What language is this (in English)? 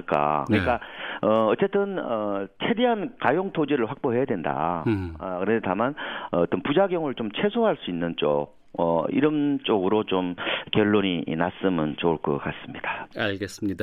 Korean